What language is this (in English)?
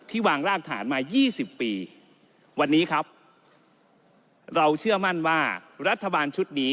Thai